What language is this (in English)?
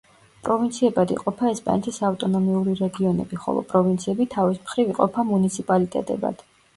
Georgian